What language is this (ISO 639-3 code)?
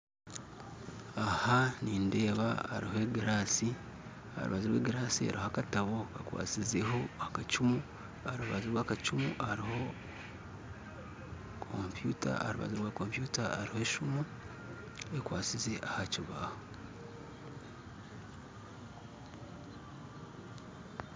nyn